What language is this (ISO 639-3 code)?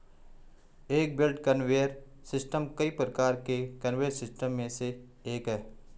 hin